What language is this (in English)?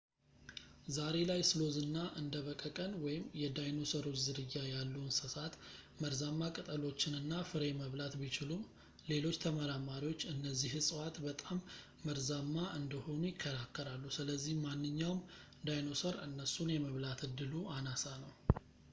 Amharic